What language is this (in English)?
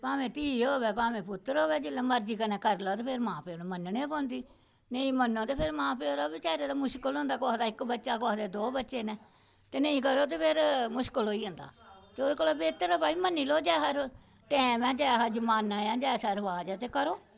Dogri